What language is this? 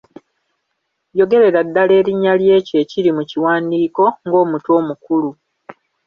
Ganda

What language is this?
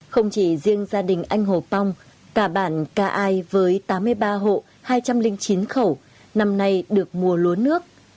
Vietnamese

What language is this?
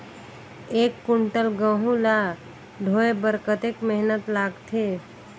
Chhattisgarhi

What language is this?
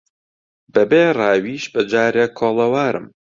Central Kurdish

